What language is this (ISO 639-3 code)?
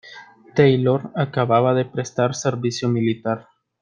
spa